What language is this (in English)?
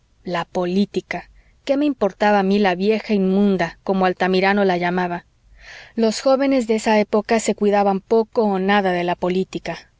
Spanish